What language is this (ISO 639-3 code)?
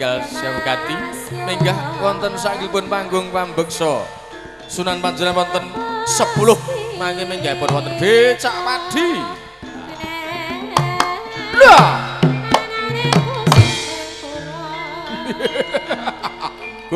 ind